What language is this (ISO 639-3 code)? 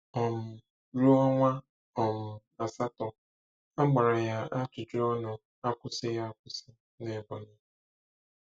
ibo